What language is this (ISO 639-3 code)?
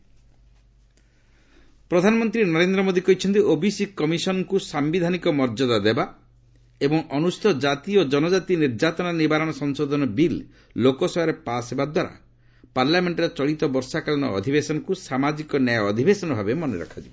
ori